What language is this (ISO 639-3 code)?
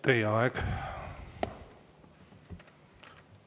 est